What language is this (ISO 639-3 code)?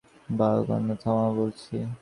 ben